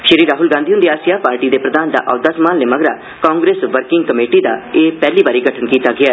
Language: Dogri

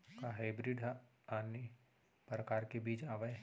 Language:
Chhattisgarhi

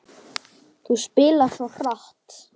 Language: Icelandic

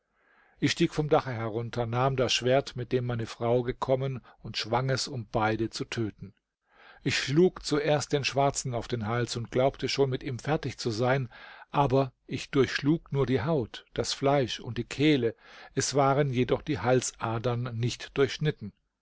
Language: German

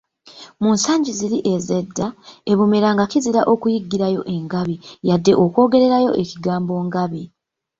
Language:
Ganda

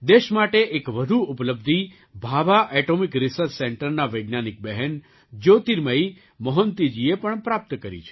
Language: Gujarati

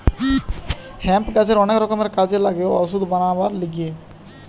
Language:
Bangla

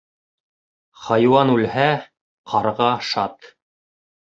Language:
Bashkir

